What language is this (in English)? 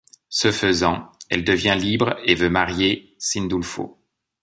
French